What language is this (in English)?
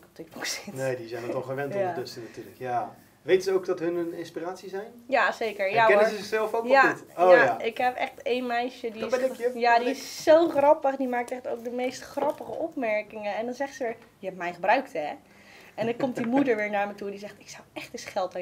Dutch